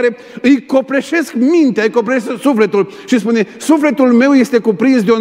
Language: Romanian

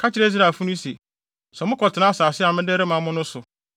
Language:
Akan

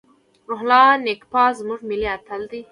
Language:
Pashto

